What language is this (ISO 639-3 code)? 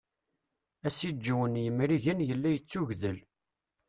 kab